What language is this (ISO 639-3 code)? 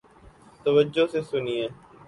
urd